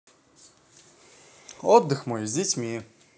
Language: Russian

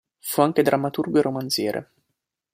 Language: Italian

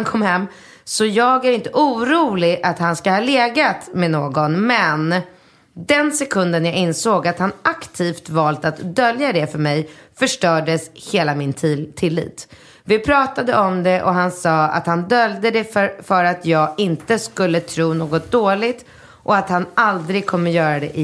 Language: Swedish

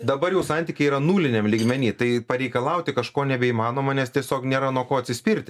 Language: Lithuanian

